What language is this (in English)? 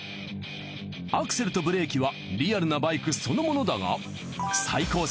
Japanese